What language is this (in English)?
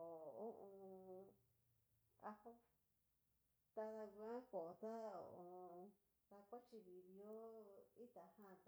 Cacaloxtepec Mixtec